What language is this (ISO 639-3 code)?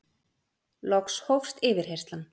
isl